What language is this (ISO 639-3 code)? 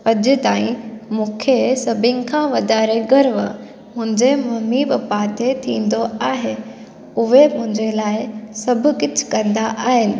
snd